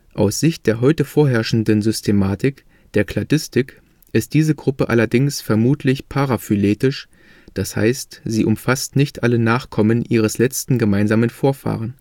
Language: German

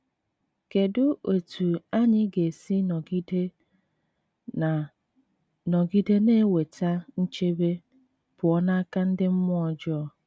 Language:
Igbo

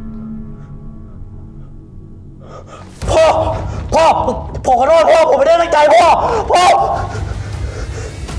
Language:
Thai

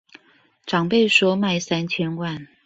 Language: Chinese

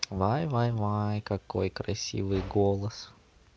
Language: Russian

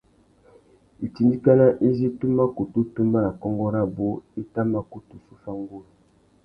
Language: Tuki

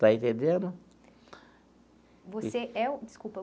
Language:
Portuguese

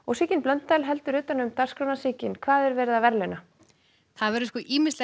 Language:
Icelandic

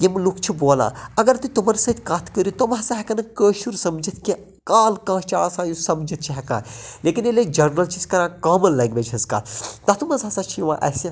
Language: Kashmiri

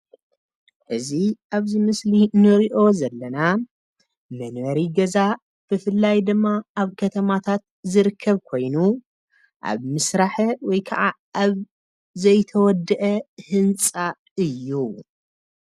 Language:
Tigrinya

